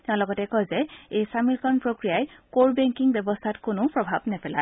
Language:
Assamese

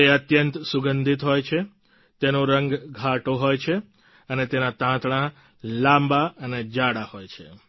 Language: Gujarati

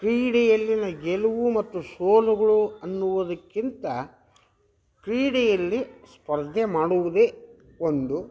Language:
Kannada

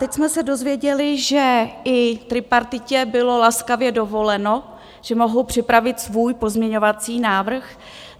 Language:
Czech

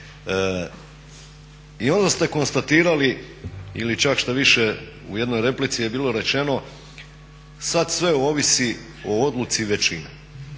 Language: Croatian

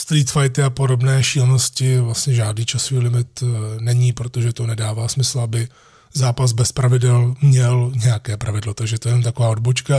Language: Czech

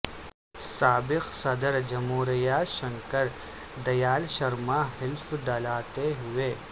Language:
Urdu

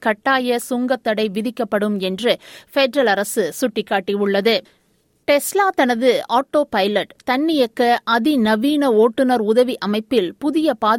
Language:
Tamil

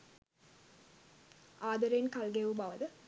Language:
Sinhala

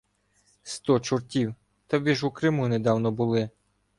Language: Ukrainian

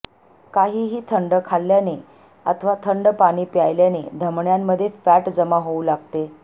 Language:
Marathi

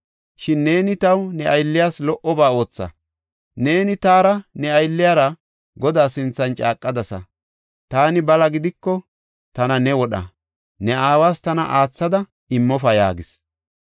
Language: Gofa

